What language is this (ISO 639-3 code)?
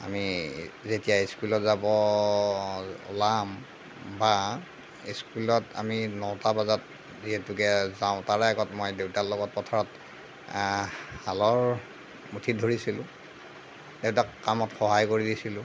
asm